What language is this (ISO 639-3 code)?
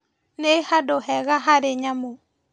kik